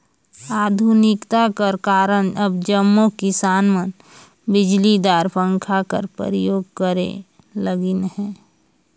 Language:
Chhattisgarhi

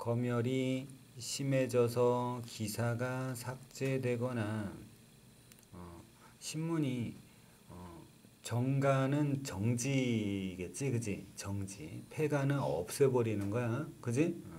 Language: Korean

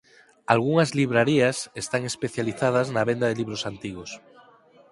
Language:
Galician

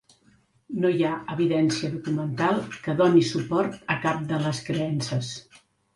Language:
Catalan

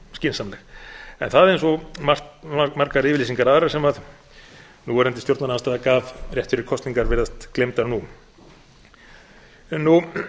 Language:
Icelandic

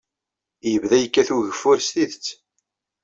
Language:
Kabyle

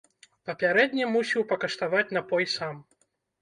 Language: Belarusian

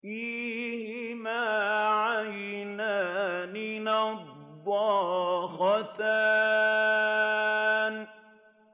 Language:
Arabic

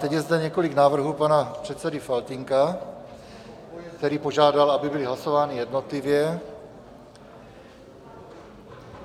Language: Czech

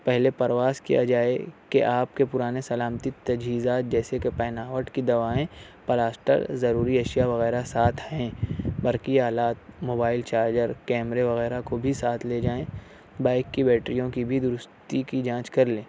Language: Urdu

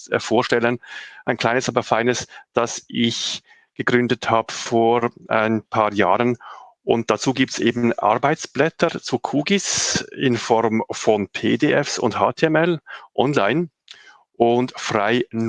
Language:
German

